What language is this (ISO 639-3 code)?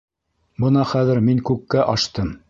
bak